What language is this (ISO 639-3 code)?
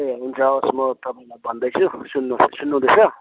nep